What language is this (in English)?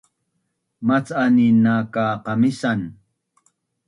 Bunun